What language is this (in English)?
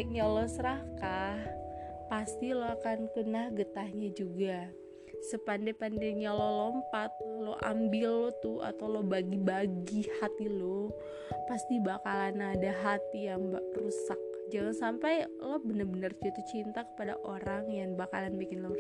Indonesian